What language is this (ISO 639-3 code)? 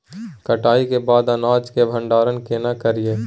mai